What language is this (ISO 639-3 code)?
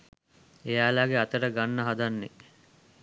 sin